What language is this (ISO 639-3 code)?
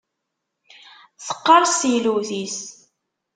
kab